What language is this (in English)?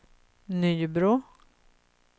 Swedish